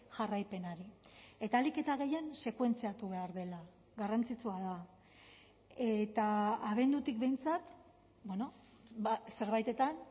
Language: Basque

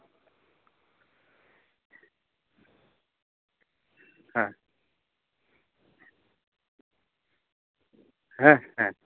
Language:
Santali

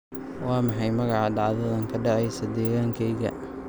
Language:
Somali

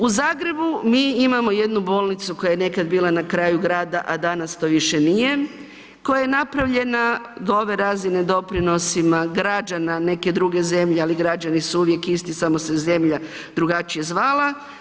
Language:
Croatian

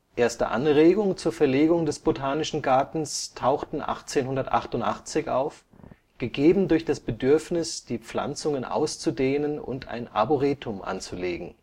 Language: German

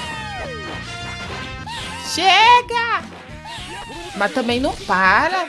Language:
Portuguese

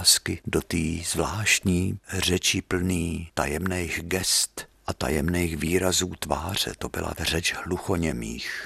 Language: Czech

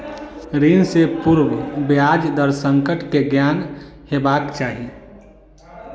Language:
Maithili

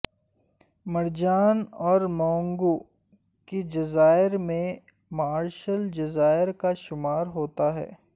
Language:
Urdu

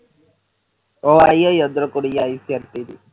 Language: Punjabi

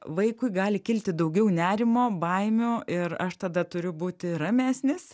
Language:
Lithuanian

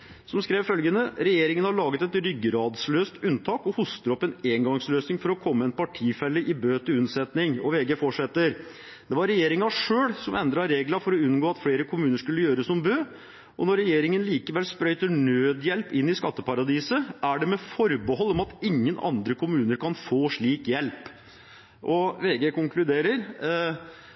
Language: Norwegian Bokmål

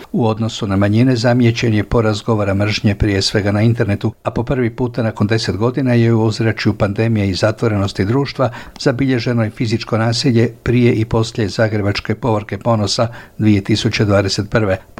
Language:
Croatian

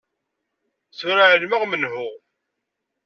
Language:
Kabyle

